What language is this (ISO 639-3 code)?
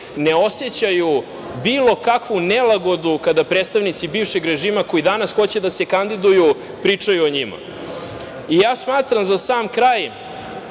srp